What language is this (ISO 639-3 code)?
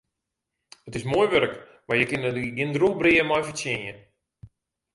fry